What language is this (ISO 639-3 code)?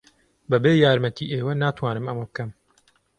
ckb